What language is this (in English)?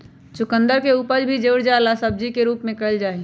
Magahi